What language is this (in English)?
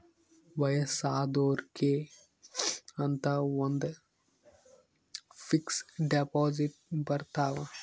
Kannada